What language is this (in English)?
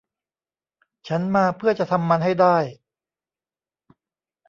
Thai